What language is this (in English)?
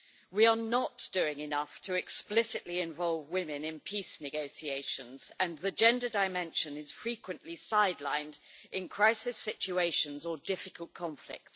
English